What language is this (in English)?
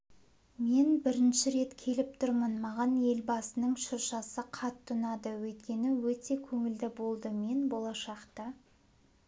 Kazakh